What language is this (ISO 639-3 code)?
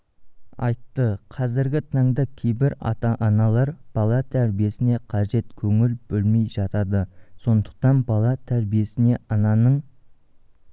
kaz